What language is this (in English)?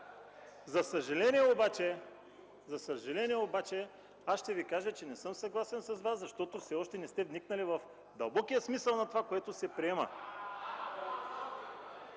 Bulgarian